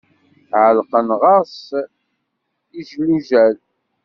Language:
Kabyle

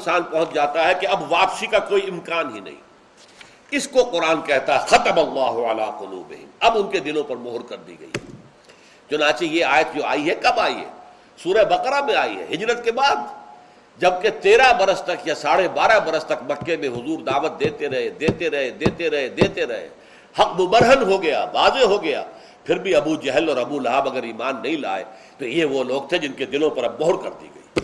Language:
Urdu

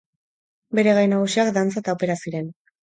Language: Basque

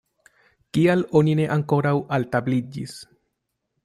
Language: Esperanto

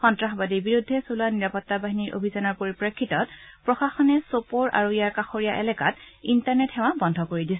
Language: Assamese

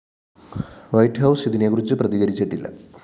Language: Malayalam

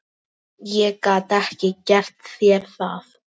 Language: Icelandic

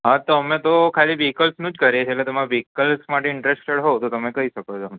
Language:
Gujarati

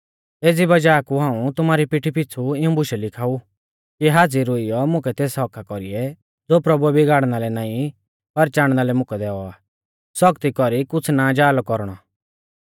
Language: Mahasu Pahari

